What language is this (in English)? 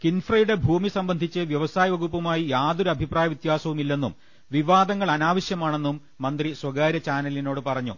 Malayalam